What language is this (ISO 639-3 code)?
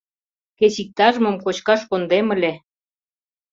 chm